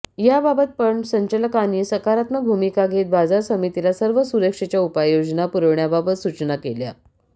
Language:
Marathi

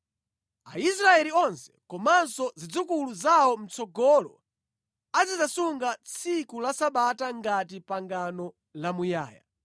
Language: Nyanja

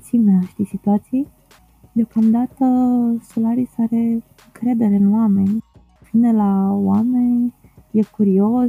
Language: Romanian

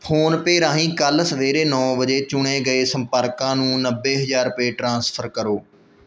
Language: Punjabi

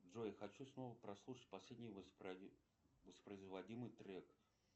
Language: Russian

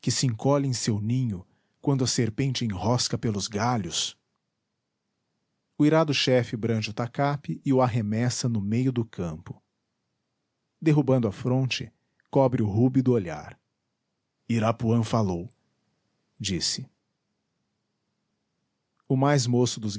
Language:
Portuguese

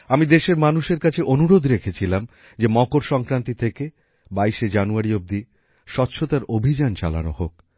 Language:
Bangla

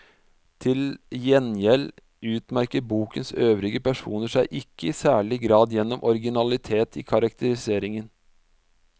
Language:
Norwegian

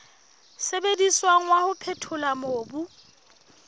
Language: Southern Sotho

